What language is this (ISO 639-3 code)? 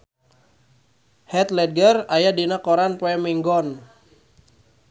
sun